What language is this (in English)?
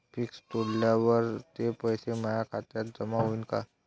Marathi